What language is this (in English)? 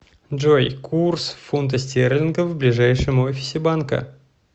Russian